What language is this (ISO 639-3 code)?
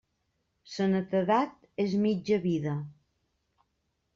cat